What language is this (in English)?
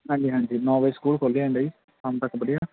Punjabi